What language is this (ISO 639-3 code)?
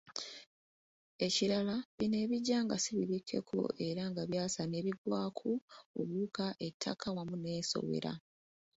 lug